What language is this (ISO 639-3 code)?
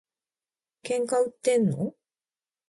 jpn